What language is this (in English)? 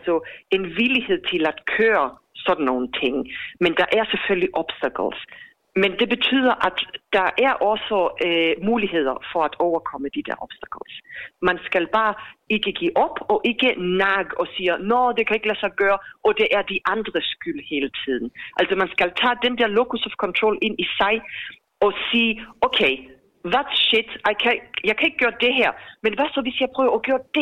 Danish